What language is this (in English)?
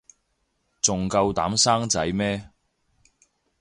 Cantonese